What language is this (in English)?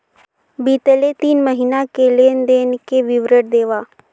Chhattisgarhi